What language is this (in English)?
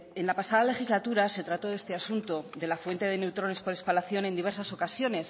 Spanish